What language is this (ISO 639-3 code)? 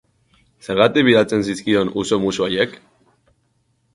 eus